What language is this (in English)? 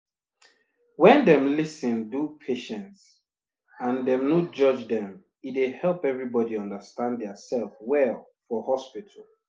Nigerian Pidgin